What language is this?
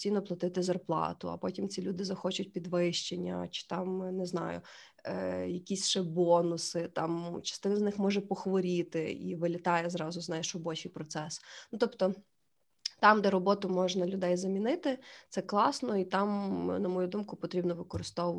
Ukrainian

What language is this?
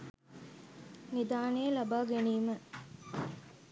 Sinhala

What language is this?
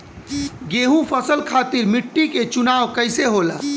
Bhojpuri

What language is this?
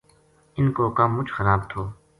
Gujari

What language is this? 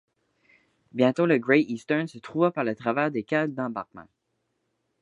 French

